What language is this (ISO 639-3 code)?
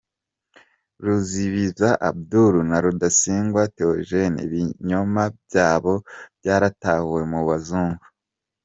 kin